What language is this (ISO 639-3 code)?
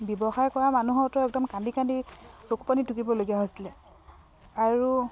asm